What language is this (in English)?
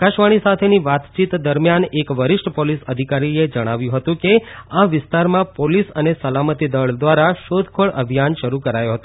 Gujarati